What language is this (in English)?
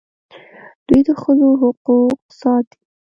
Pashto